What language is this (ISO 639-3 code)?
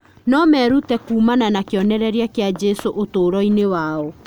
kik